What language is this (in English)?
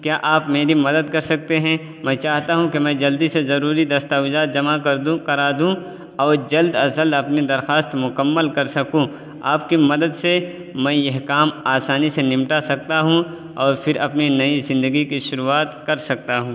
Urdu